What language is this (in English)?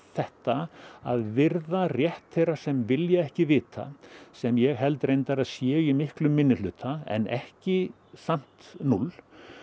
Icelandic